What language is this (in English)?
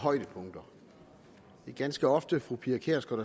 Danish